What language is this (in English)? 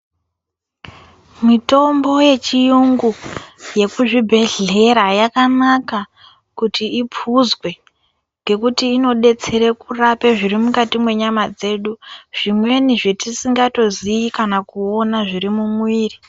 Ndau